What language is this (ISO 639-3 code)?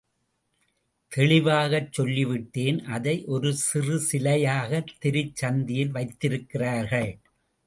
tam